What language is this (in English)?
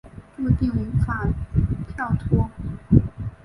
Chinese